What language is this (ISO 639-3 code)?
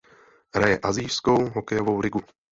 ces